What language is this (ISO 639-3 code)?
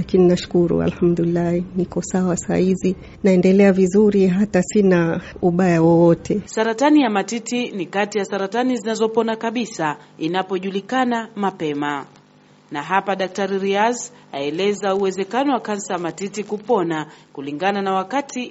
swa